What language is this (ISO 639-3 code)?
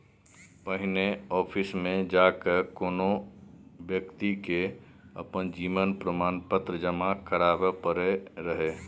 mai